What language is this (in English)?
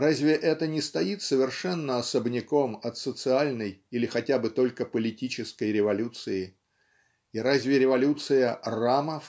Russian